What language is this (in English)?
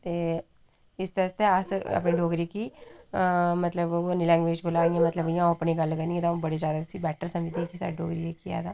Dogri